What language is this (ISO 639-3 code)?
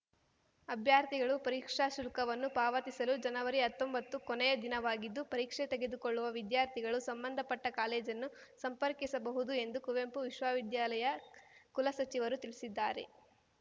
kan